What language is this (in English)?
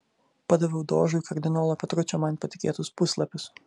Lithuanian